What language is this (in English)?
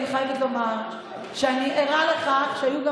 Hebrew